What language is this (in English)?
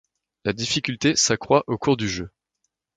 French